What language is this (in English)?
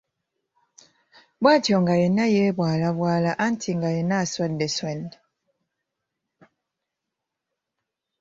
Ganda